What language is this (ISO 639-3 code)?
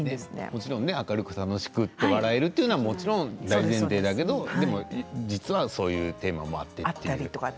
jpn